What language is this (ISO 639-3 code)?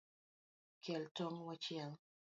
luo